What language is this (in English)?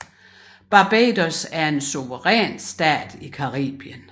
Danish